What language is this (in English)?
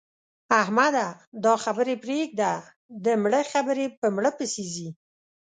Pashto